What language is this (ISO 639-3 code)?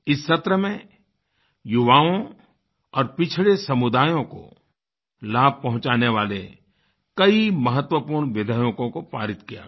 hin